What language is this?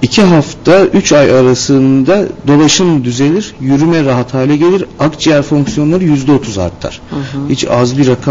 Turkish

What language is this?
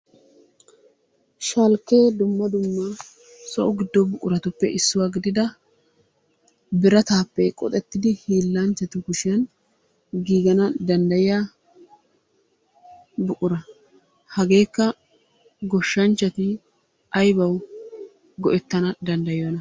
Wolaytta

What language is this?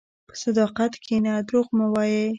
Pashto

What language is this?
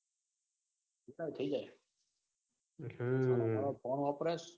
Gujarati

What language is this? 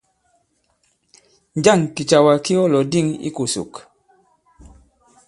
Bankon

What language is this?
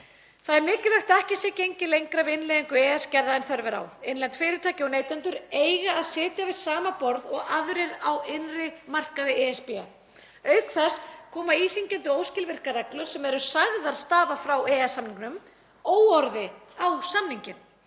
Icelandic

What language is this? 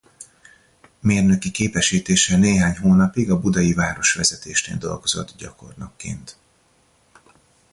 Hungarian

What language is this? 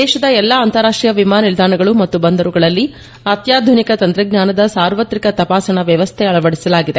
Kannada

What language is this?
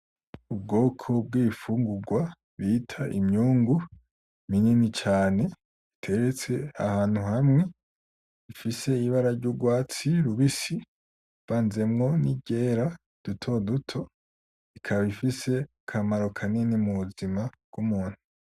Rundi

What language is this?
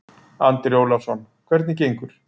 Icelandic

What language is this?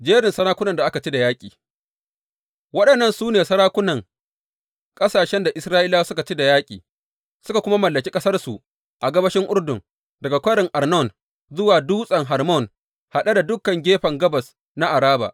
Hausa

